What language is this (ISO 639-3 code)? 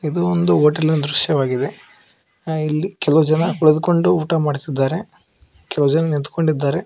kan